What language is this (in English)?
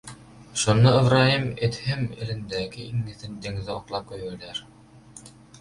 Turkmen